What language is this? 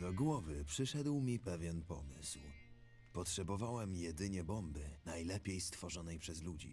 Polish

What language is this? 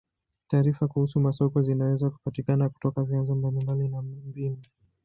Swahili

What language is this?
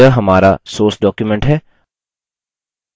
Hindi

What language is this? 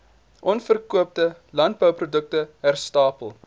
Afrikaans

